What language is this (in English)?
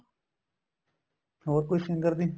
Punjabi